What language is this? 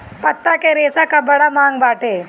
Bhojpuri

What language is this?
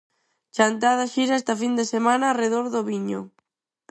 Galician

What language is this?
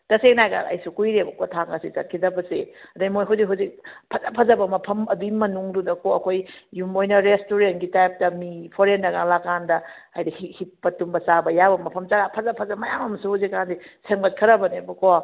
Manipuri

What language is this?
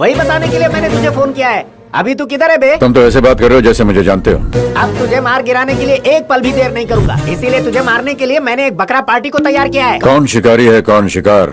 Hindi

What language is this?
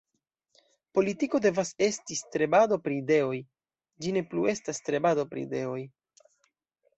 Esperanto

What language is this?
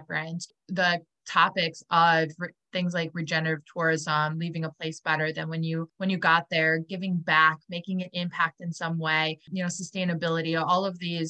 English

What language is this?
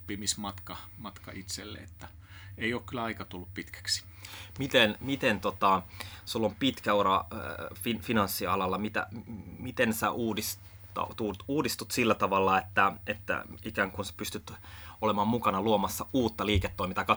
Finnish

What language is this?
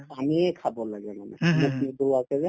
Assamese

